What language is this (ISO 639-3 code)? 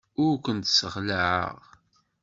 kab